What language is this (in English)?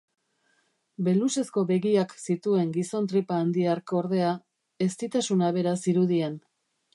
Basque